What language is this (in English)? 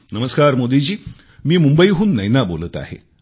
Marathi